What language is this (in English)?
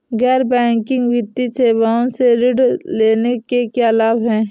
Hindi